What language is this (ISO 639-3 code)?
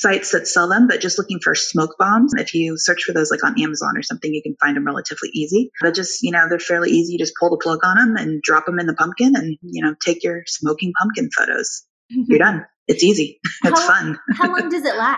eng